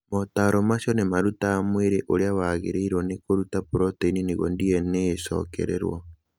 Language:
Kikuyu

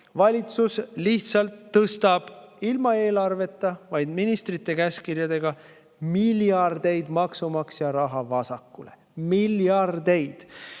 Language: Estonian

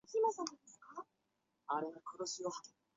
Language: Chinese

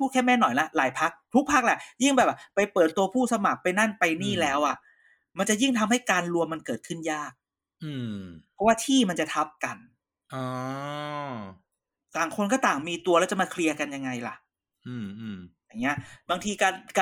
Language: Thai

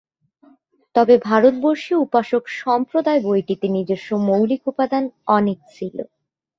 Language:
Bangla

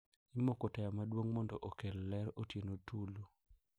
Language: Luo (Kenya and Tanzania)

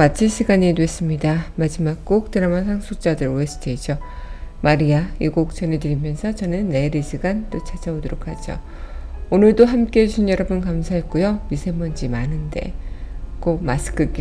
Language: Korean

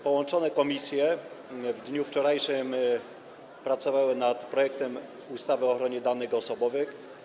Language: Polish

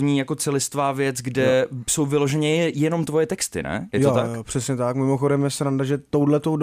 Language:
Czech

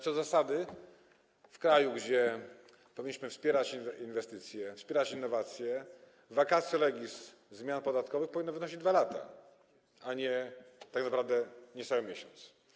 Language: Polish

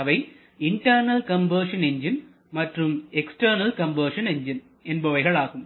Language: Tamil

